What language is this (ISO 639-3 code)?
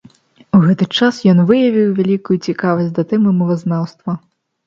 bel